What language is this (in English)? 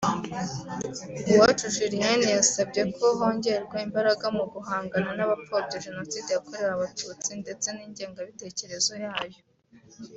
Kinyarwanda